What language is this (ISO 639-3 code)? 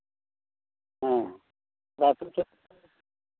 sat